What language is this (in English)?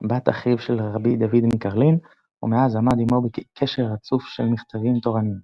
Hebrew